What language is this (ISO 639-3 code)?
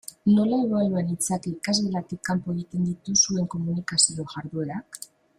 eus